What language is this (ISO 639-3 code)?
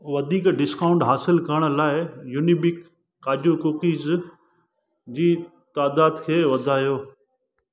snd